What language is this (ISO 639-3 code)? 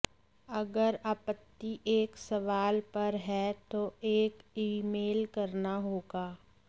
hin